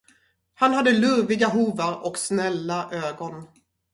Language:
Swedish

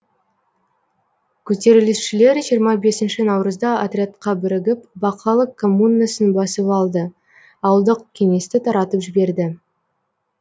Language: Kazakh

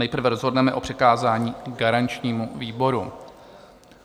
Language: Czech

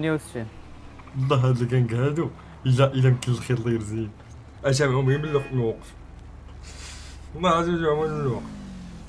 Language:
Arabic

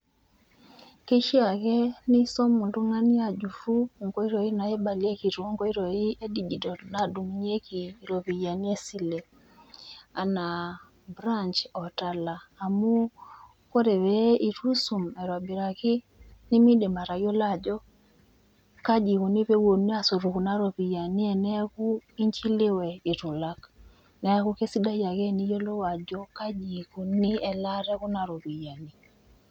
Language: Masai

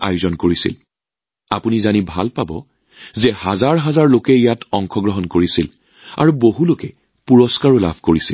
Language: Assamese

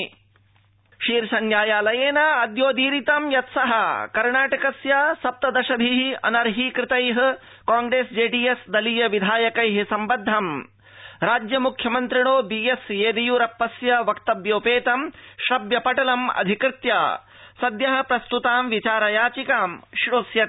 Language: Sanskrit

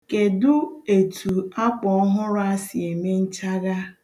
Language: Igbo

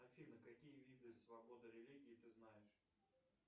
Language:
Russian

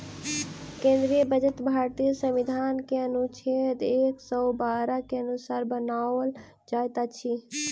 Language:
Maithili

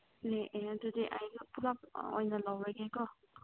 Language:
Manipuri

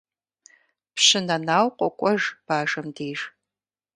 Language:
Kabardian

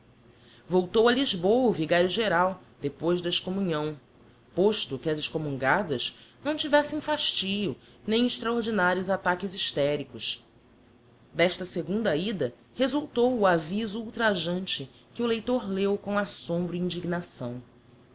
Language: Portuguese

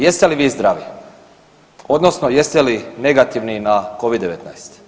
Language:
Croatian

